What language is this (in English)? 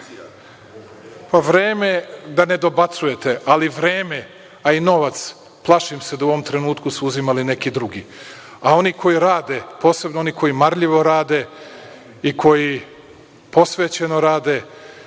Serbian